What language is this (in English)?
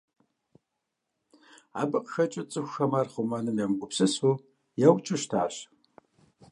Kabardian